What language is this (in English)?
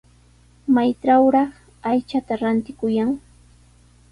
Sihuas Ancash Quechua